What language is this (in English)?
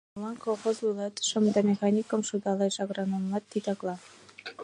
Mari